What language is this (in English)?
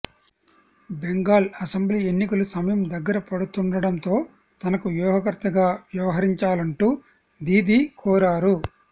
Telugu